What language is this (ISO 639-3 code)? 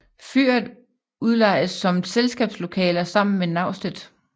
dan